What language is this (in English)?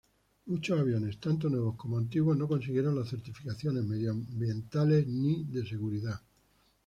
Spanish